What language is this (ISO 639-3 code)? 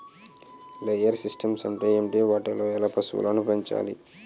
tel